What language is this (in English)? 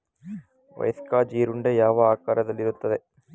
Kannada